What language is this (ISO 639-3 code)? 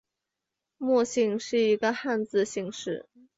zho